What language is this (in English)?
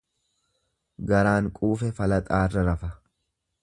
Oromo